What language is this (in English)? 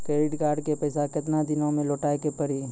Maithili